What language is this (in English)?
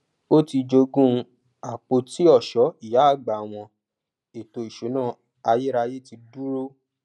Yoruba